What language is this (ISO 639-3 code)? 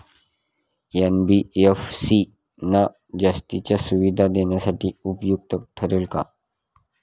mar